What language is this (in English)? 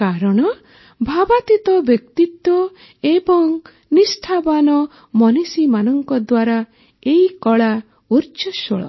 Odia